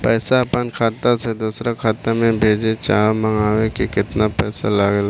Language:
Bhojpuri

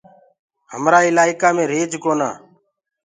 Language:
Gurgula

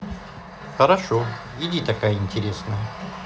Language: Russian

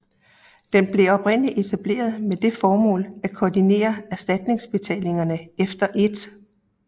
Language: Danish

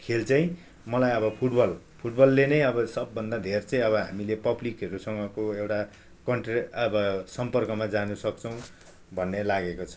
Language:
Nepali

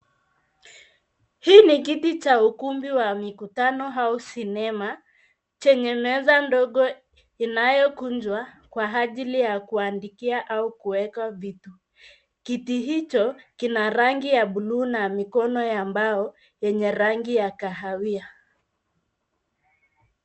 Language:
Swahili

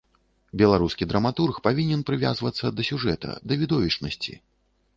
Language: Belarusian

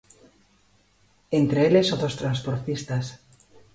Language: Galician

